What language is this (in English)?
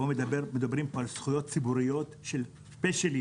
Hebrew